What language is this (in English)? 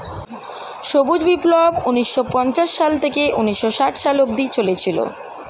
Bangla